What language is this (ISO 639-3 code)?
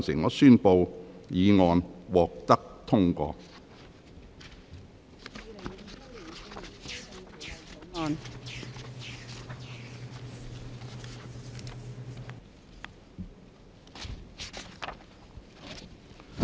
yue